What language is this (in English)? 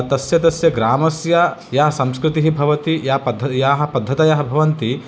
Sanskrit